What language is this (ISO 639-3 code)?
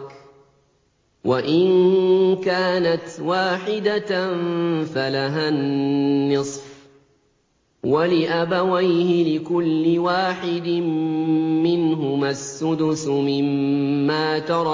ara